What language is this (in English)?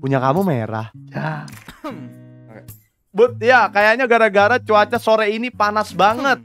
Indonesian